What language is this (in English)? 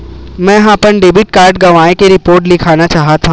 Chhattisgarhi